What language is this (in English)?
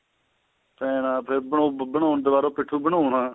Punjabi